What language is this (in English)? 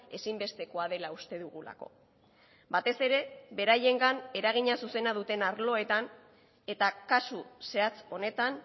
Basque